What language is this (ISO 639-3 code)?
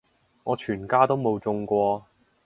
yue